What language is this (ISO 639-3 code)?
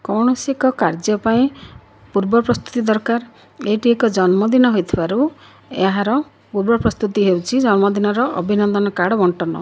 ori